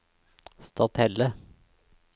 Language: Norwegian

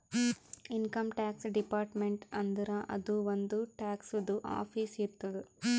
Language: Kannada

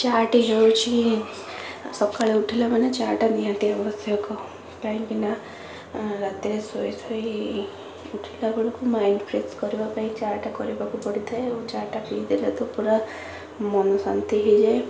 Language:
Odia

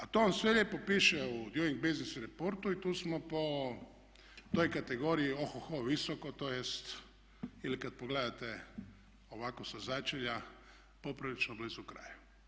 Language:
Croatian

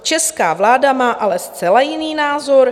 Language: Czech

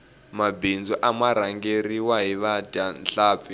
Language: Tsonga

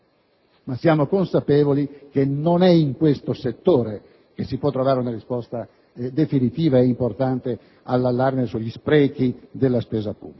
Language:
Italian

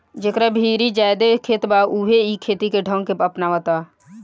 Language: Bhojpuri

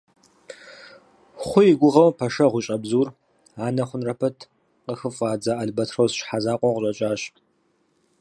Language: Kabardian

